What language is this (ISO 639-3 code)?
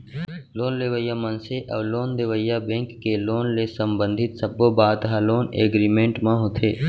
hne